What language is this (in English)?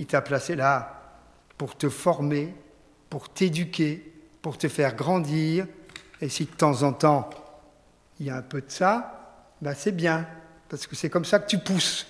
French